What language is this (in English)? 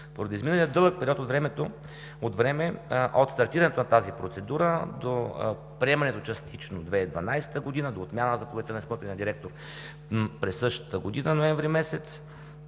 Bulgarian